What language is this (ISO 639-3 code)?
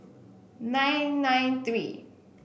eng